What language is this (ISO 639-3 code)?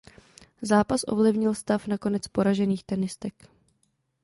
ces